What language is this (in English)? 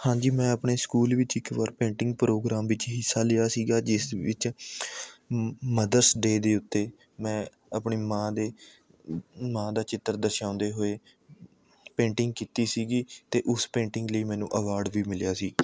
Punjabi